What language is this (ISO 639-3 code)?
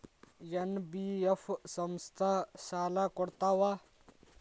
kan